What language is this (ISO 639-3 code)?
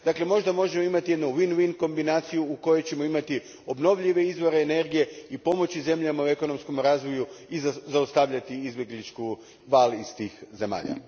hrv